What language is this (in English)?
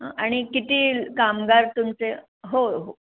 Marathi